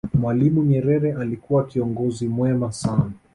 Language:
Swahili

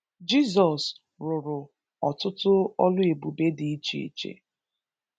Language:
Igbo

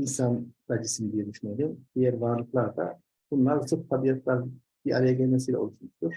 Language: Turkish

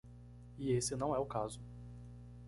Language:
Portuguese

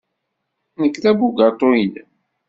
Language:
Kabyle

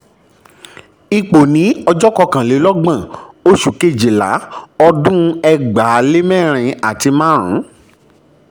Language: Yoruba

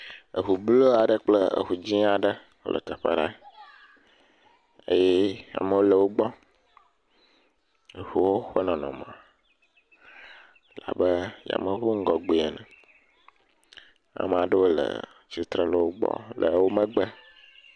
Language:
Ewe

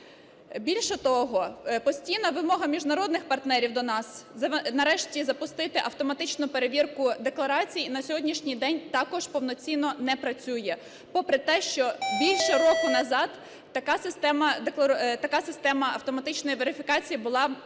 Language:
Ukrainian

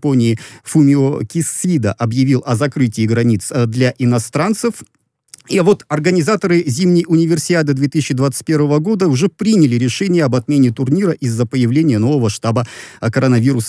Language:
Russian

